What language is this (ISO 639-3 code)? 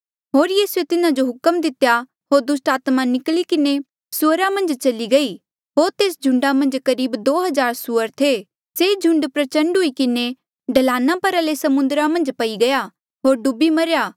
mjl